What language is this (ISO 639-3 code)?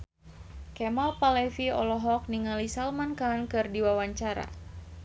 sun